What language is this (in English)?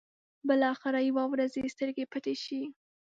Pashto